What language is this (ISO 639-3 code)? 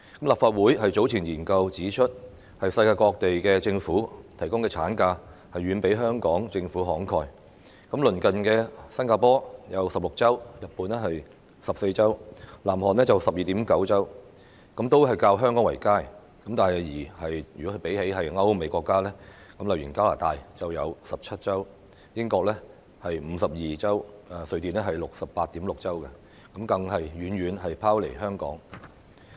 yue